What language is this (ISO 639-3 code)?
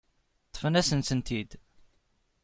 kab